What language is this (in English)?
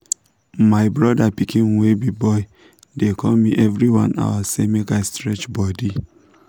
Nigerian Pidgin